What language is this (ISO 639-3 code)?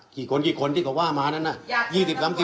tha